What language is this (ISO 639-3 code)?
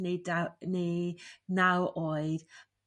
cym